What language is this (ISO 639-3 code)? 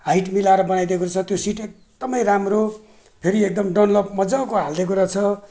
nep